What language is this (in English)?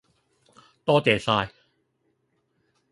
Cantonese